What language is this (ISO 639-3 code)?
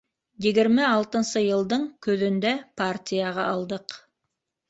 bak